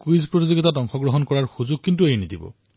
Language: Assamese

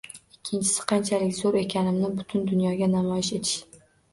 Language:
Uzbek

